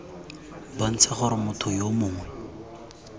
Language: Tswana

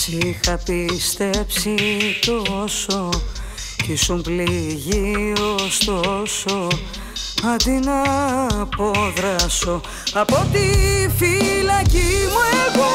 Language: Greek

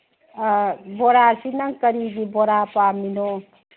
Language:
Manipuri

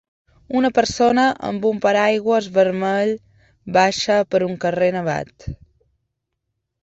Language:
Catalan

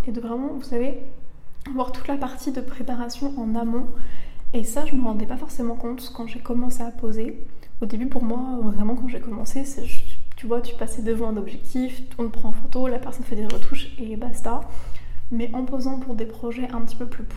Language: French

